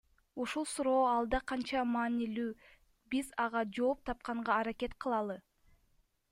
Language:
Kyrgyz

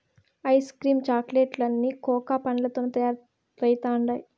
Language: Telugu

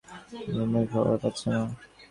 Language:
Bangla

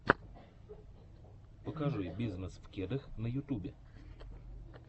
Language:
Russian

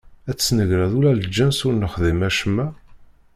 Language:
Kabyle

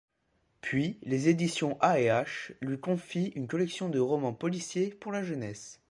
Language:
French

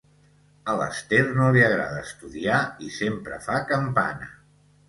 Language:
Catalan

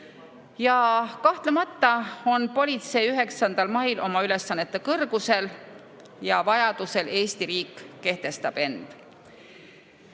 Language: Estonian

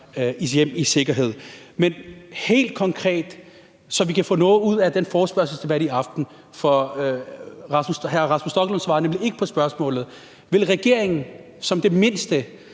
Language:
Danish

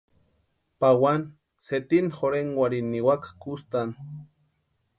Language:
Western Highland Purepecha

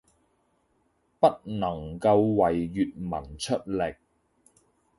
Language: Cantonese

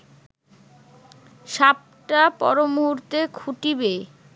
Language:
Bangla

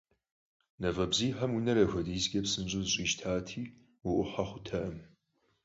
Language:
Kabardian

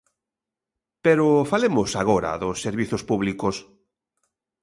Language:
Galician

